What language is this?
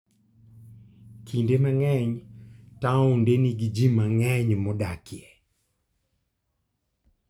Luo (Kenya and Tanzania)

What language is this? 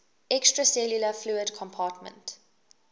English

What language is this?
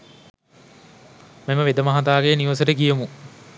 Sinhala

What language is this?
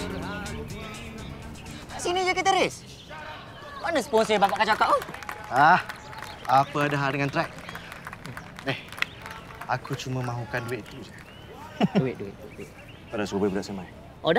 Malay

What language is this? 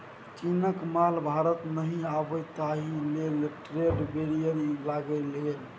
Maithili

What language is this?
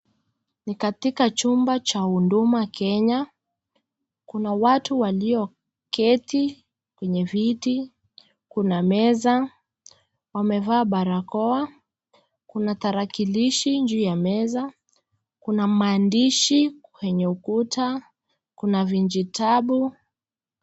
Swahili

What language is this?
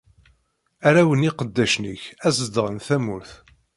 Kabyle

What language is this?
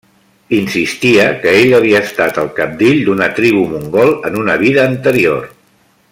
Catalan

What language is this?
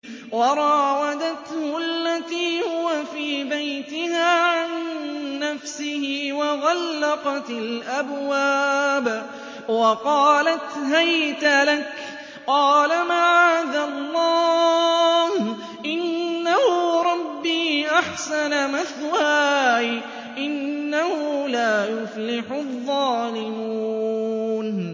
Arabic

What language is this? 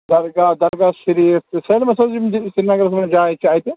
Kashmiri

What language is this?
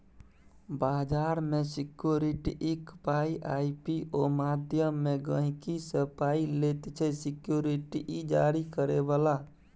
Maithili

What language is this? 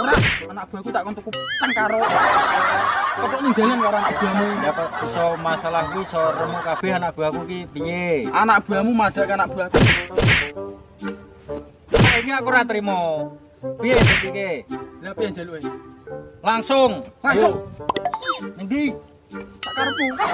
Indonesian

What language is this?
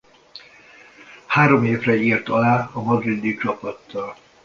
Hungarian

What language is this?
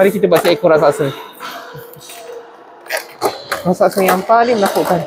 Malay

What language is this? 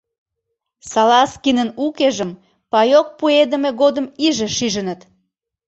Mari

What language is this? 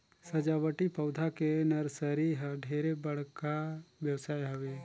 Chhattisgarhi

